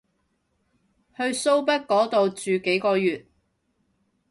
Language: Cantonese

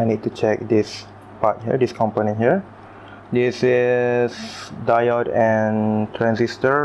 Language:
English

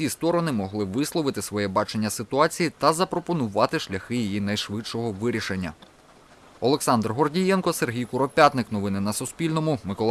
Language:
Ukrainian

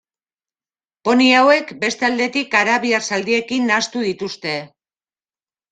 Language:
Basque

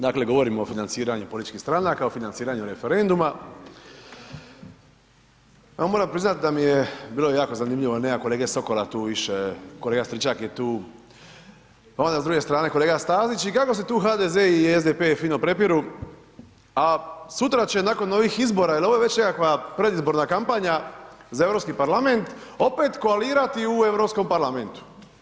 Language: Croatian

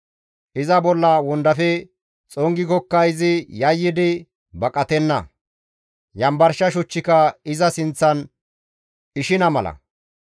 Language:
Gamo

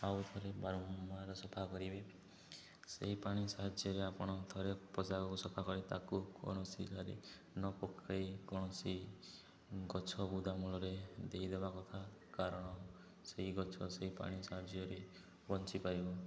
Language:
Odia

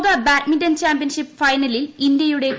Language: Malayalam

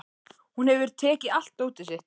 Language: Icelandic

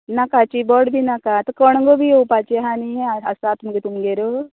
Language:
Konkani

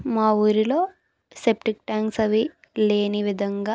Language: Telugu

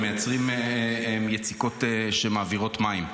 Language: Hebrew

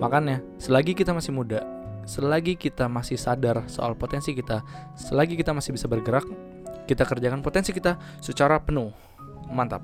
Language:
Indonesian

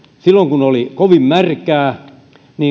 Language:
Finnish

